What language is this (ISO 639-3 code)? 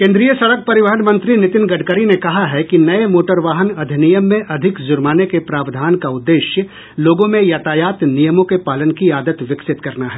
hin